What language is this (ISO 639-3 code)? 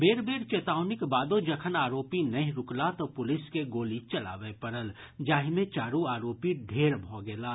mai